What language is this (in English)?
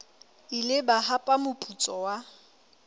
Southern Sotho